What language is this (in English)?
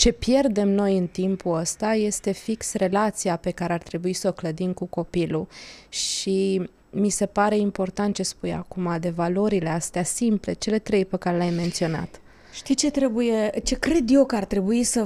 Romanian